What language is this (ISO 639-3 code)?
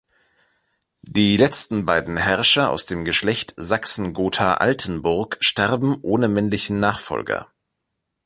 deu